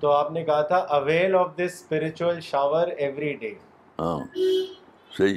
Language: Urdu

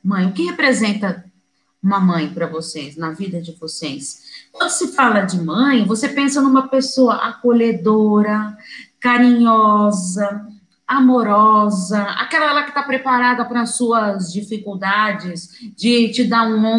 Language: Portuguese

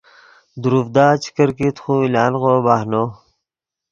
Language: Yidgha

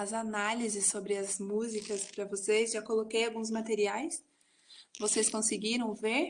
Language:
Portuguese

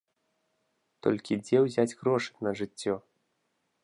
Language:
Belarusian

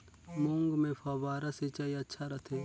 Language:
Chhattisgarhi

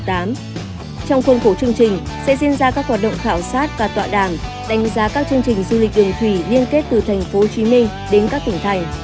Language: Vietnamese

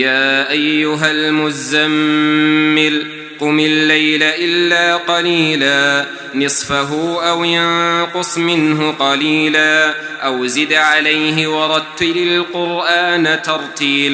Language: Arabic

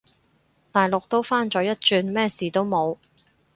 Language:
Cantonese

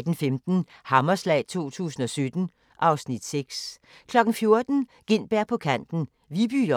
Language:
Danish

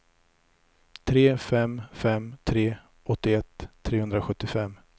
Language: Swedish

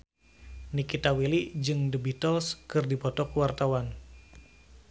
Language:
Sundanese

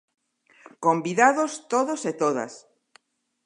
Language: Galician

